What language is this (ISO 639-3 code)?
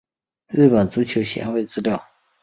zho